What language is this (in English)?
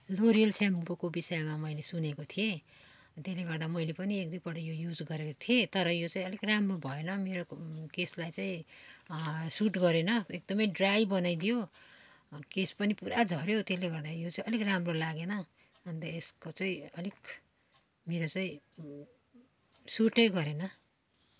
Nepali